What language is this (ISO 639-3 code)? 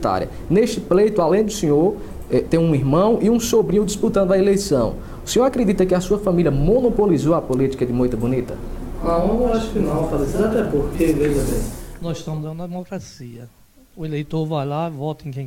por